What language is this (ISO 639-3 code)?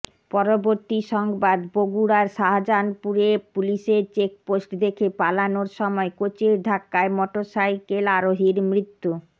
ben